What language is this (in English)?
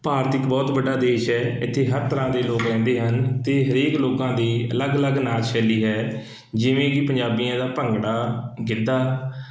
Punjabi